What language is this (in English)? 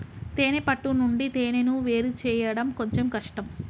Telugu